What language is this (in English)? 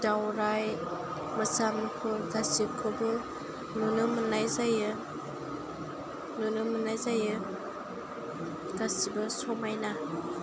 Bodo